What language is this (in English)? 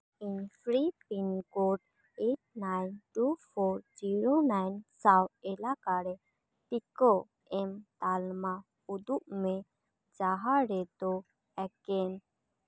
Santali